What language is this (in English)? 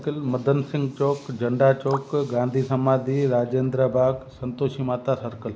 Sindhi